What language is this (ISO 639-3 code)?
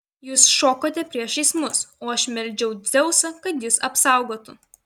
lit